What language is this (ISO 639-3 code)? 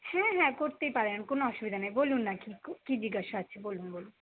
ben